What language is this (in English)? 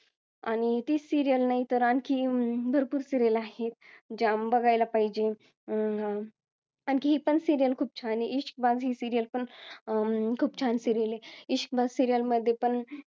Marathi